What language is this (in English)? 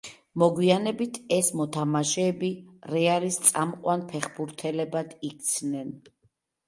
Georgian